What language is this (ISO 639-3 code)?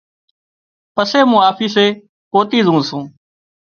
kxp